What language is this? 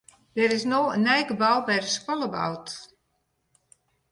Western Frisian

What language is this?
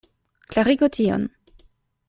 Esperanto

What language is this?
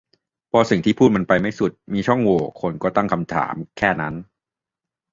Thai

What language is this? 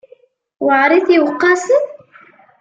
Kabyle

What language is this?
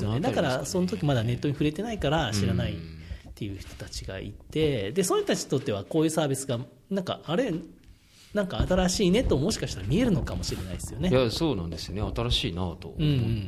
Japanese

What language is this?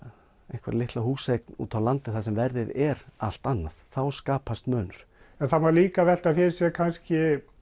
Icelandic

